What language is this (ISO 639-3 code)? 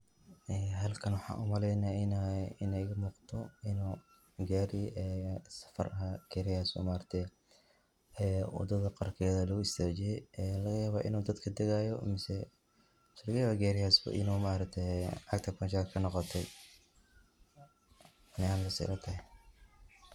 som